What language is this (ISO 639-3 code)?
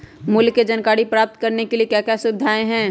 mag